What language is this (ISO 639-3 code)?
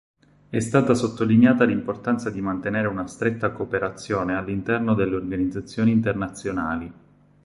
ita